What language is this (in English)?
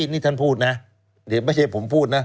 Thai